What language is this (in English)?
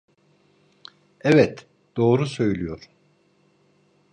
Turkish